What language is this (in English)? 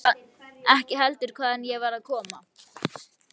Icelandic